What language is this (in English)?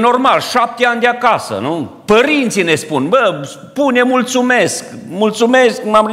Romanian